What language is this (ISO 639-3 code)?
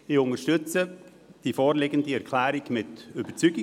gsw